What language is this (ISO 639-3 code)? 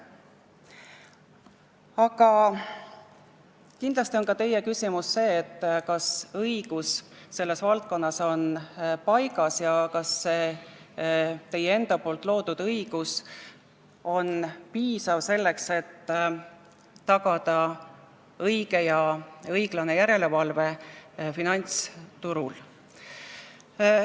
est